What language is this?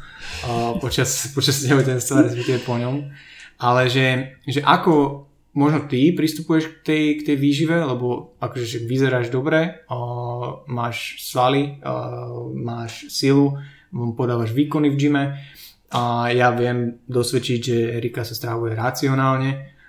Slovak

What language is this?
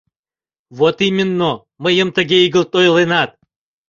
Mari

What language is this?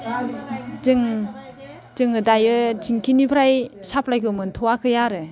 Bodo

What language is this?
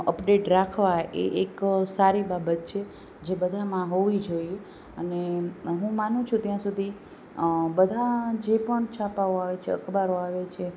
Gujarati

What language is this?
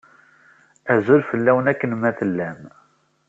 Kabyle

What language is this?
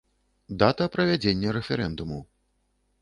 Belarusian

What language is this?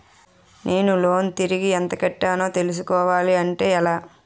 Telugu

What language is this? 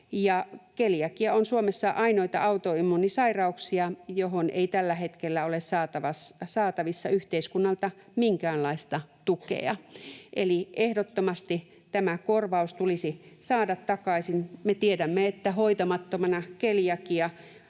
Finnish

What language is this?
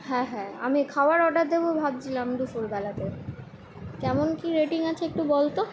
Bangla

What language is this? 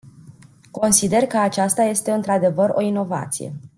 Romanian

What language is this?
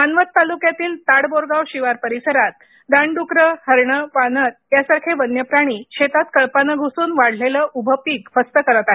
Marathi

